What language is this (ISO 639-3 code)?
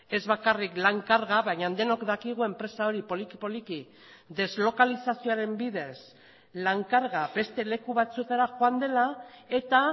eus